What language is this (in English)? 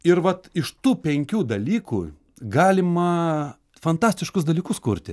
Lithuanian